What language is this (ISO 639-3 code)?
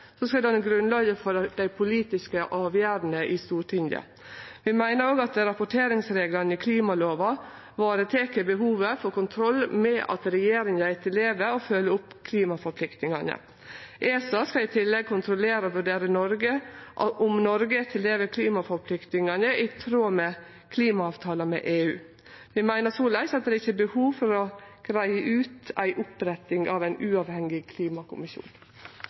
nno